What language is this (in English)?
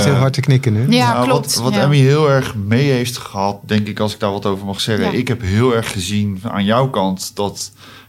Dutch